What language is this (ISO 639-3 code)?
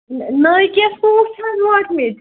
kas